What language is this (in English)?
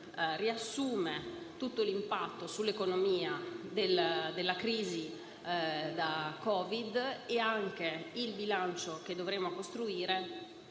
Italian